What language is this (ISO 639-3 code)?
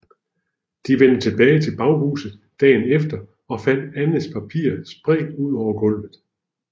dan